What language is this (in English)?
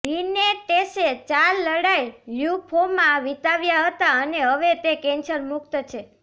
Gujarati